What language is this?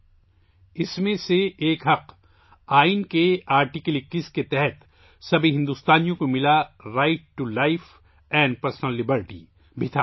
Urdu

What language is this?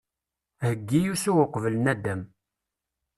Kabyle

